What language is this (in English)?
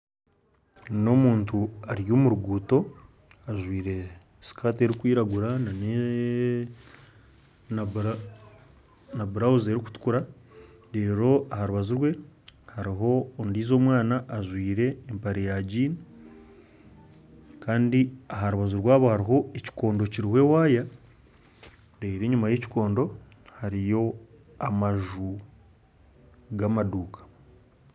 Nyankole